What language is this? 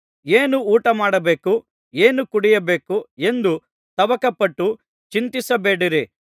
Kannada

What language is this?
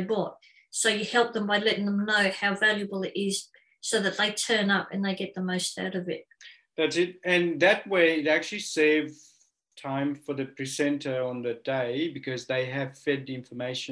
English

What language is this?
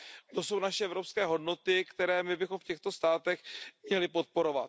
Czech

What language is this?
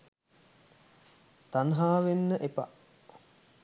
Sinhala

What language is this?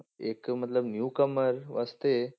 Punjabi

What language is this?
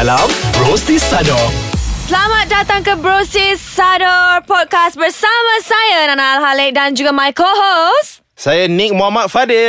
Malay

